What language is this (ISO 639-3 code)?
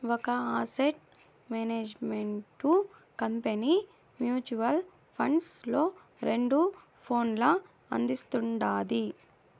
tel